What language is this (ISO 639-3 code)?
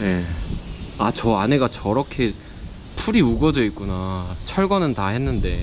kor